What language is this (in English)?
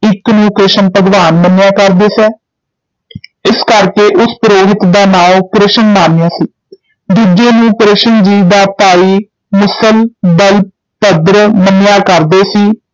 Punjabi